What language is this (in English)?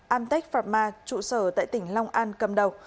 Vietnamese